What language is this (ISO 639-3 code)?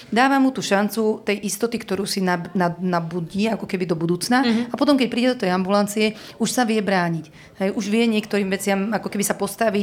slk